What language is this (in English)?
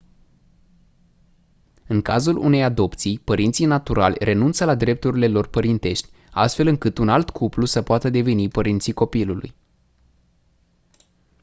Romanian